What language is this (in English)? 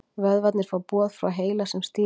Icelandic